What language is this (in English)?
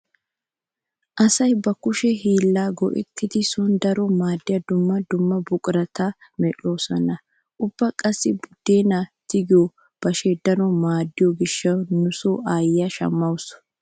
Wolaytta